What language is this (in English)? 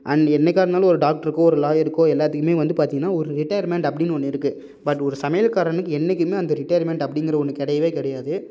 Tamil